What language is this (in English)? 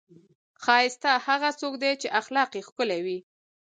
Pashto